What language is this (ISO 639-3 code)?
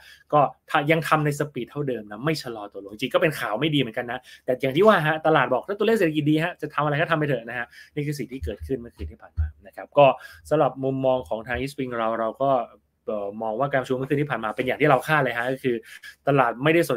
tha